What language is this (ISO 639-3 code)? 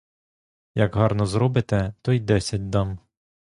ukr